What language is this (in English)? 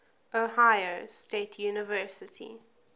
English